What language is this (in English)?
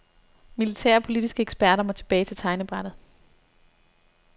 Danish